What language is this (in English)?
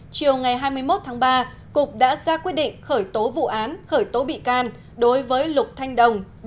Vietnamese